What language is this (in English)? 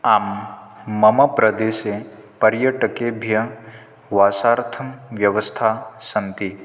Sanskrit